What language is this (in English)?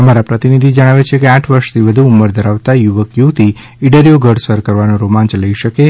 Gujarati